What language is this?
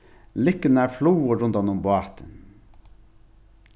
Faroese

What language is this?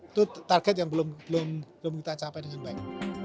Indonesian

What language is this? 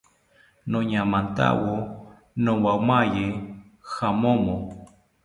South Ucayali Ashéninka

